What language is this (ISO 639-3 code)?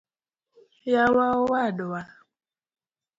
luo